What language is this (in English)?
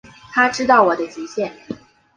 Chinese